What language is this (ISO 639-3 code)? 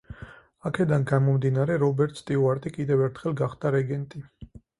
kat